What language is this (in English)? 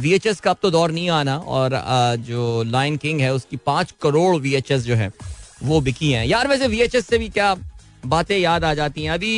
Hindi